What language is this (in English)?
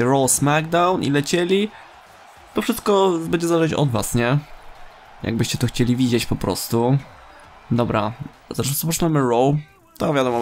Polish